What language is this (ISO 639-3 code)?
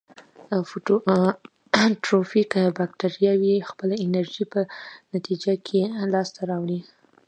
pus